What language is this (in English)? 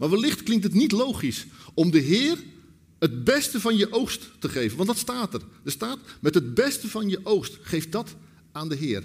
Dutch